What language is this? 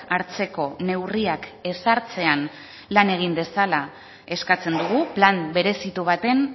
Basque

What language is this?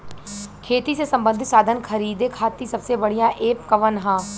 Bhojpuri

